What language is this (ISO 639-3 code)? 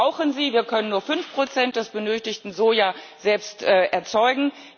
deu